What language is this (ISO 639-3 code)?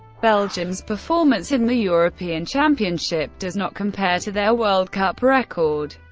eng